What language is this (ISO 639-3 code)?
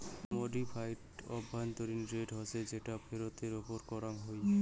ben